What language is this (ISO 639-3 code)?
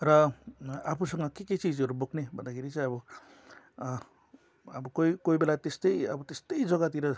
nep